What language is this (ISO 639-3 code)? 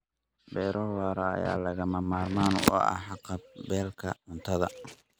som